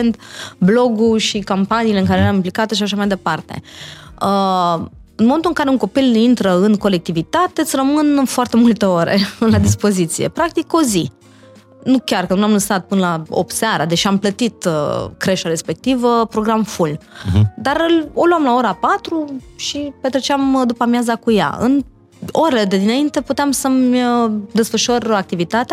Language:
Romanian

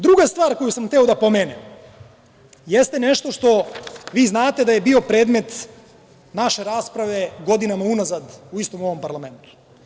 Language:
Serbian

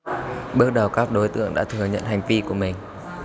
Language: Vietnamese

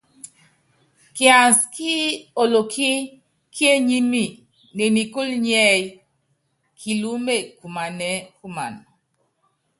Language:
Yangben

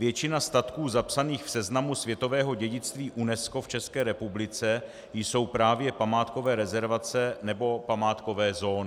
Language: Czech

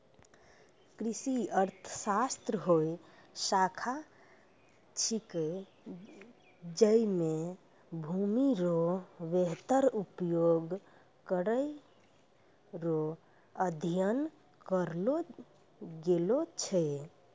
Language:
Maithili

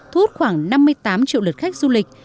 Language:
Vietnamese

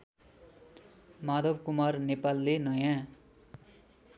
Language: Nepali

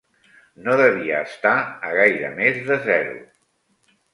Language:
Catalan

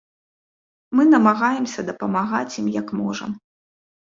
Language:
Belarusian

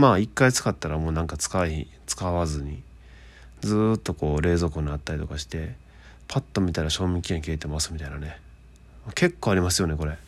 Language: Japanese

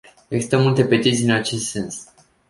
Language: Romanian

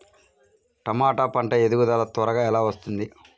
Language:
Telugu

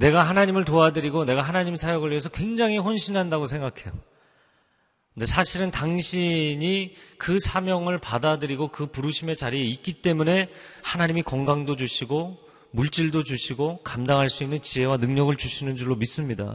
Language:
Korean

